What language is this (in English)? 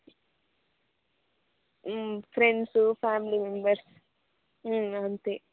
Telugu